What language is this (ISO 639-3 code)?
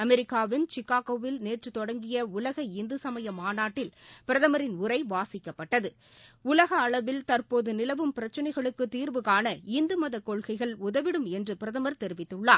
tam